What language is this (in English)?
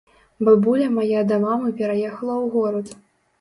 Belarusian